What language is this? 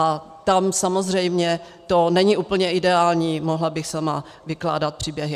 Czech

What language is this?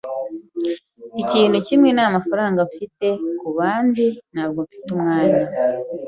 Kinyarwanda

